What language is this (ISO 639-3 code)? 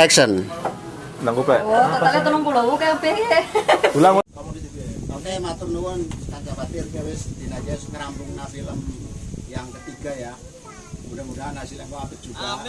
ind